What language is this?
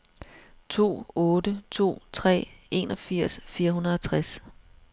Danish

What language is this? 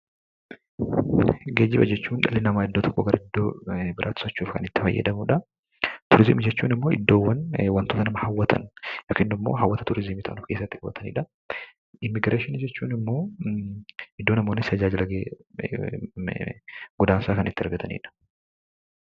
Oromo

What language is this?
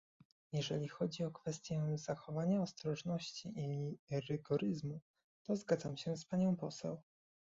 Polish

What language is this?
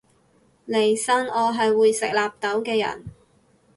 Cantonese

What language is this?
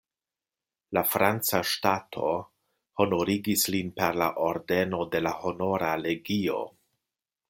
Esperanto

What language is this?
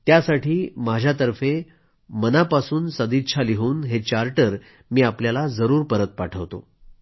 Marathi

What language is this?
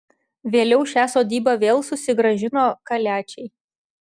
Lithuanian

